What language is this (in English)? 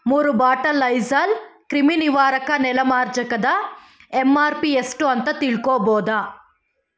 Kannada